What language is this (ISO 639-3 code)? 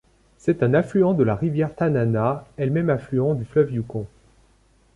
fra